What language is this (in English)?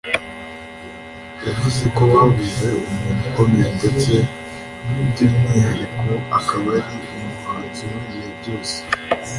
Kinyarwanda